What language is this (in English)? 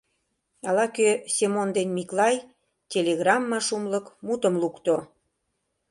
Mari